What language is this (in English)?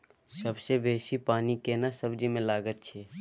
Maithili